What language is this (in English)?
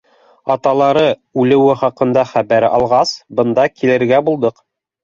Bashkir